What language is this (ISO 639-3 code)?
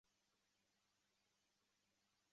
zho